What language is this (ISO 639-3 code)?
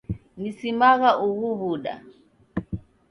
dav